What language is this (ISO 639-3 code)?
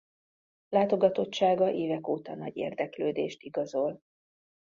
hun